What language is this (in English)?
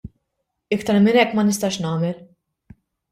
Maltese